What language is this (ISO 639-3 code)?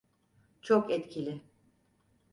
tur